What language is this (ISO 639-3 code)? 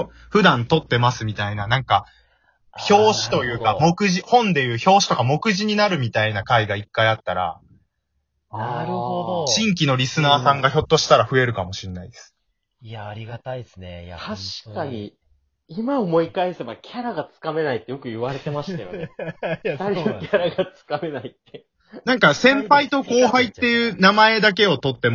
jpn